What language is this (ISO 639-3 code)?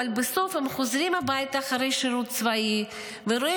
heb